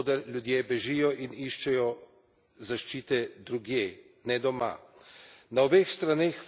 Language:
Slovenian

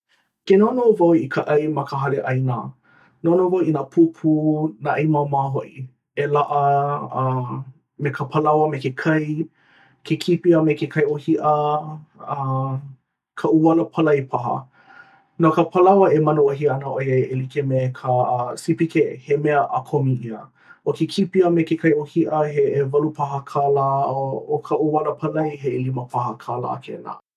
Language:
Hawaiian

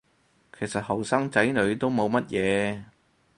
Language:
Cantonese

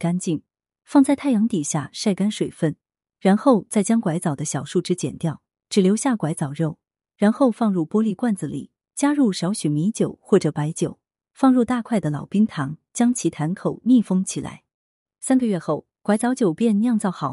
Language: Chinese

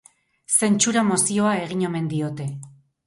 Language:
Basque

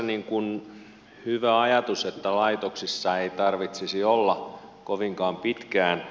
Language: Finnish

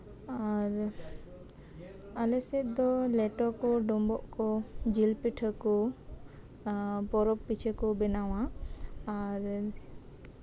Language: Santali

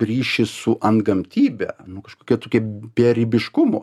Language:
Lithuanian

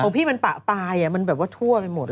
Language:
Thai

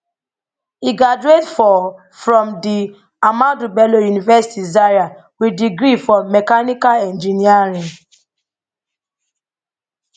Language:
Nigerian Pidgin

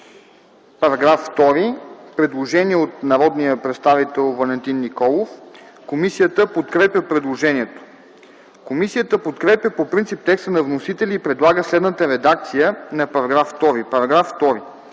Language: Bulgarian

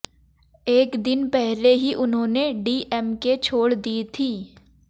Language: Hindi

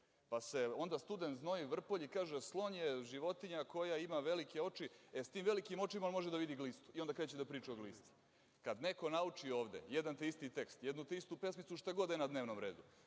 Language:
Serbian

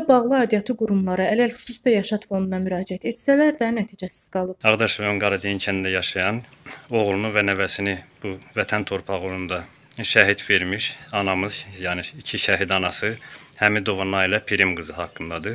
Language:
Turkish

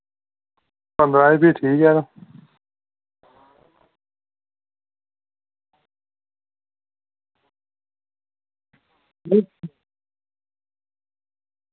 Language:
Dogri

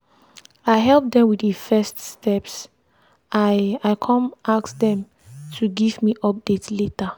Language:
Nigerian Pidgin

